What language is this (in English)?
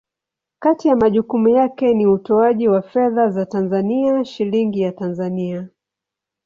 Swahili